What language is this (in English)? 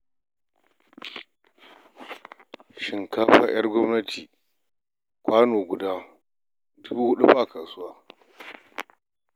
Hausa